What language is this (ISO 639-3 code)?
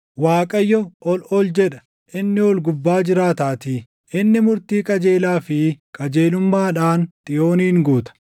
orm